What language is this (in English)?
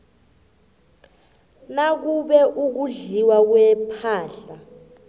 South Ndebele